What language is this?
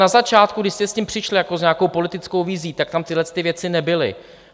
Czech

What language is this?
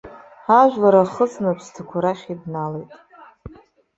Abkhazian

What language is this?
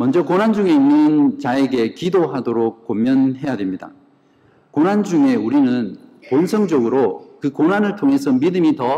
Korean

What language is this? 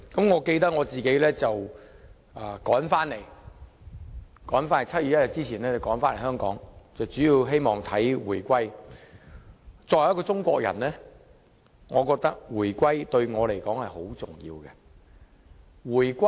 Cantonese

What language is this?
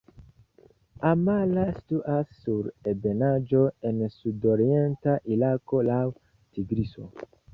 Esperanto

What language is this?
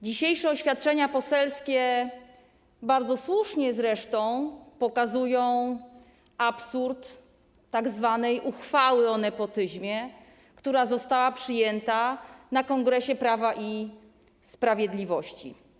Polish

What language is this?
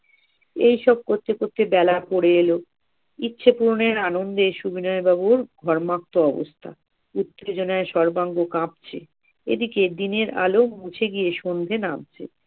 Bangla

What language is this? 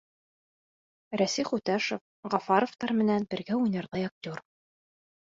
Bashkir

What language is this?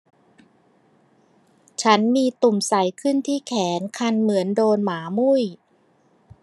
Thai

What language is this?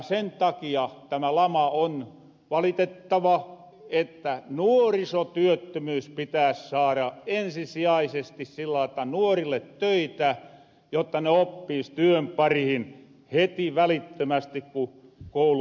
Finnish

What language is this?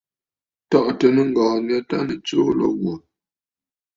Bafut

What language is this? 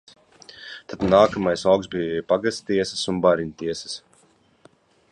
Latvian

